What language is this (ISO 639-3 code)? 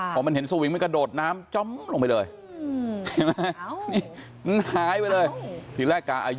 tha